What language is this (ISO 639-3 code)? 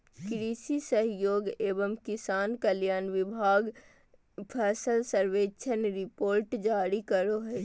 mag